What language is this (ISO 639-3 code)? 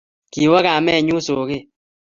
kln